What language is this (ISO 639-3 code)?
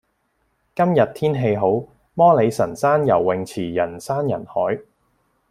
yue